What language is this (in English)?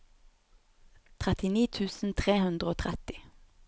Norwegian